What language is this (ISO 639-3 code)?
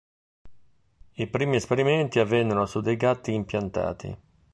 ita